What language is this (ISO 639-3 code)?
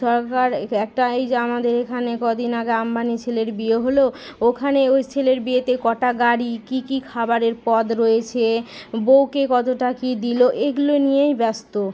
ben